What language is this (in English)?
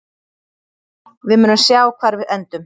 Icelandic